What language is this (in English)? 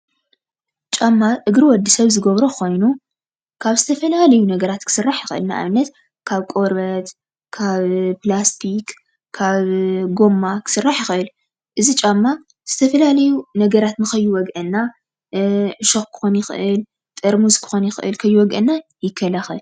Tigrinya